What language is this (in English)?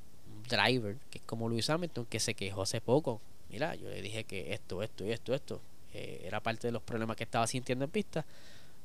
Spanish